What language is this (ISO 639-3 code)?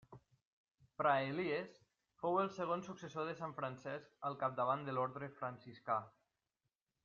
cat